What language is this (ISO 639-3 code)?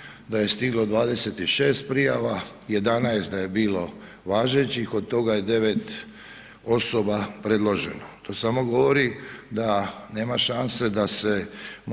hrv